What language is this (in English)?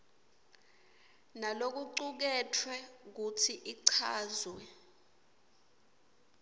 Swati